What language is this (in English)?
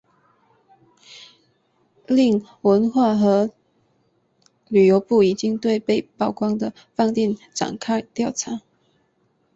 Chinese